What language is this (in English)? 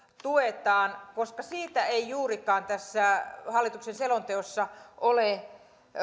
Finnish